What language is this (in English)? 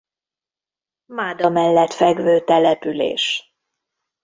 Hungarian